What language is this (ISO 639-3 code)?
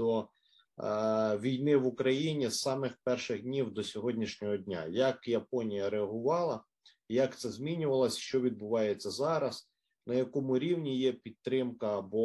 ukr